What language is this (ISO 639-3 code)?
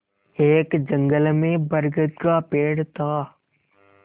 hin